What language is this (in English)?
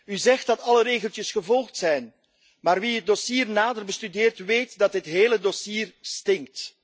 Dutch